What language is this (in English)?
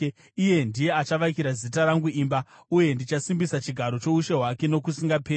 Shona